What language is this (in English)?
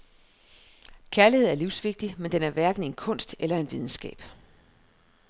Danish